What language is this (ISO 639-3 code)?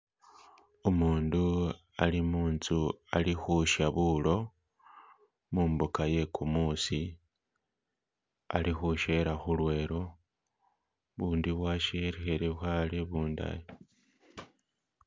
myx